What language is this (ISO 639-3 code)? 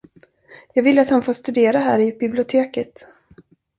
swe